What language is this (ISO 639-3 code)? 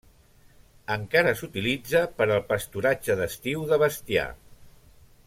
cat